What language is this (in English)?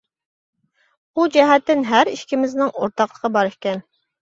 Uyghur